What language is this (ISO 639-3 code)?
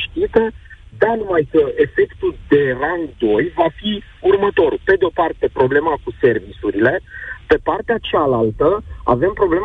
ron